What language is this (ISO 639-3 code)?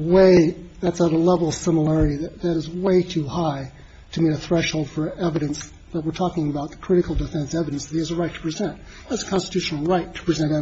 eng